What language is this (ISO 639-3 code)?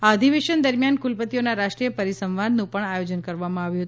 guj